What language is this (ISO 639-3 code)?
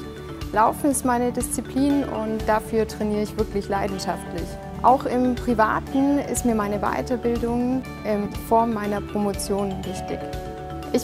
deu